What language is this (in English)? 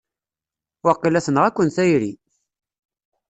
Kabyle